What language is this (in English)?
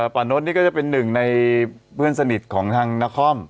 Thai